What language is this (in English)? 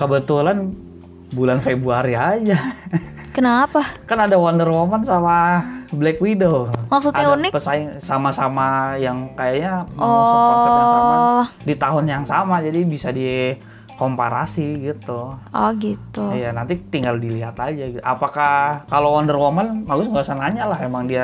Indonesian